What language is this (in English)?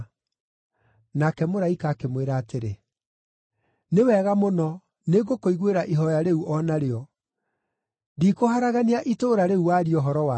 Kikuyu